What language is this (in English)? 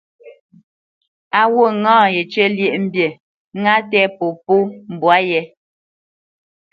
Bamenyam